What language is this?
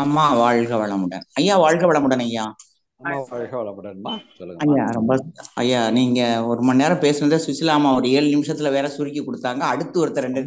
Tamil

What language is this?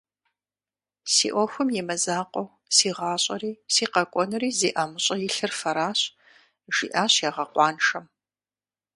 Kabardian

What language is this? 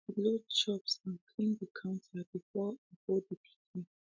Nigerian Pidgin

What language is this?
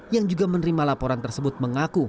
Indonesian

